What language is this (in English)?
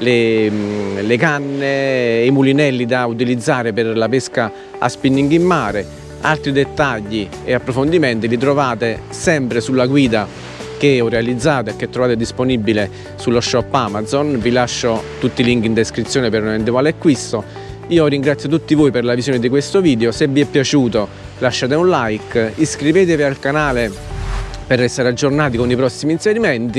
Italian